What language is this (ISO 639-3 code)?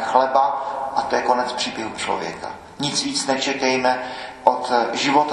ces